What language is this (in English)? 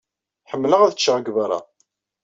Kabyle